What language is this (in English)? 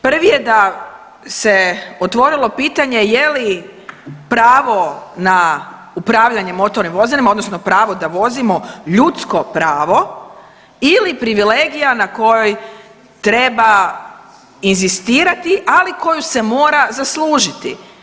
Croatian